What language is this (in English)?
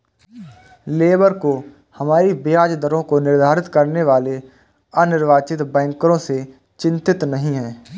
Hindi